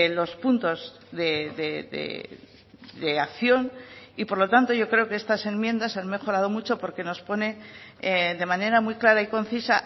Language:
Spanish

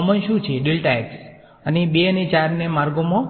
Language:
Gujarati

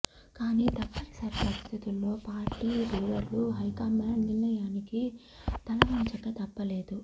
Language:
Telugu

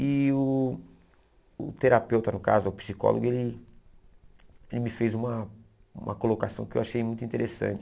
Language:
Portuguese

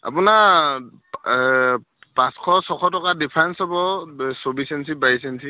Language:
Assamese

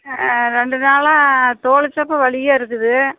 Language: Tamil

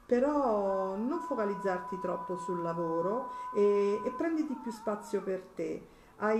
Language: Italian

